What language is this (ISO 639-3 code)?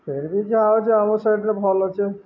ori